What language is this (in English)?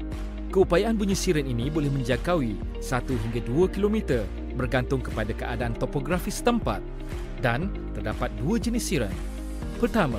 Malay